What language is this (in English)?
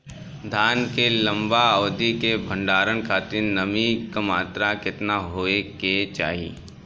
Bhojpuri